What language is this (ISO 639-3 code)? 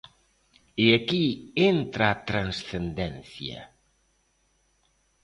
glg